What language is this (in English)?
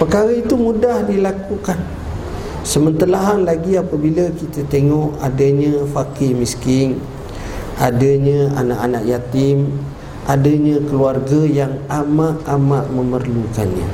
Malay